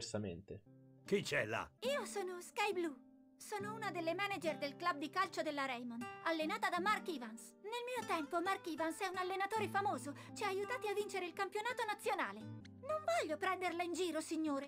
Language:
Italian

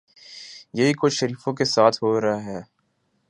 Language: Urdu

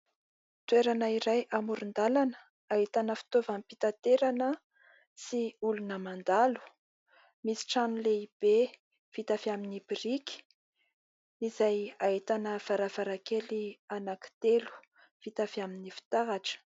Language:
Malagasy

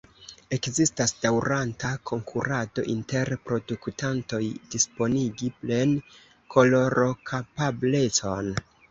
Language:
Esperanto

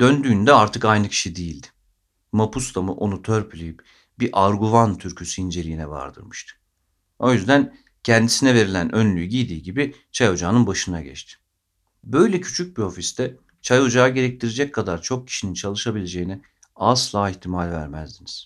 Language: Turkish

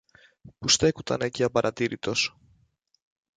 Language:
Greek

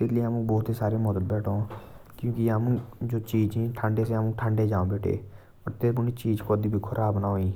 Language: Jaunsari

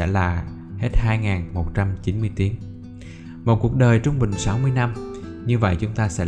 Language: Vietnamese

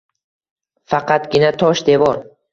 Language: Uzbek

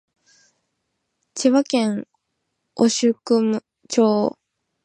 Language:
Japanese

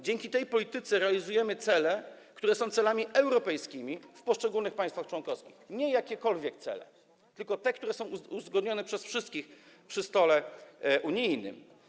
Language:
Polish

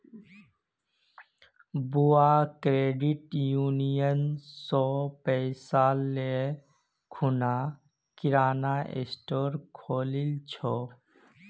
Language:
Magahi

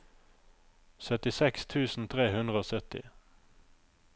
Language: Norwegian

